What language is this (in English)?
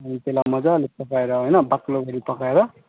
Nepali